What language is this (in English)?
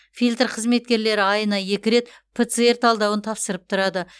Kazakh